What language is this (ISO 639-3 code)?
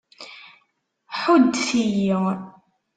kab